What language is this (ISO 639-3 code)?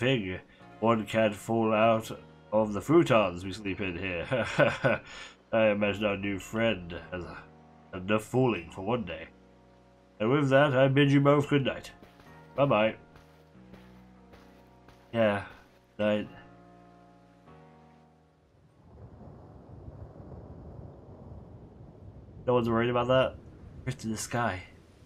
eng